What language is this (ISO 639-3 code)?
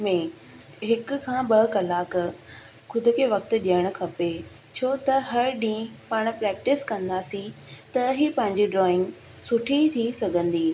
snd